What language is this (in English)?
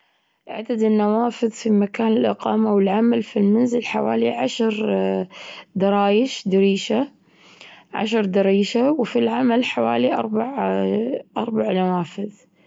Gulf Arabic